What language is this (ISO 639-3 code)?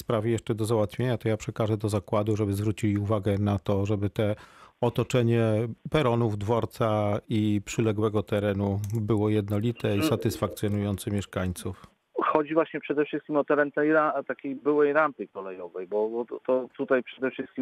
pol